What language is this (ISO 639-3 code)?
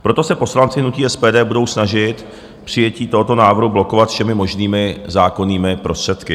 ces